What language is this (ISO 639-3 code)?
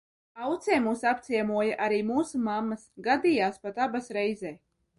lav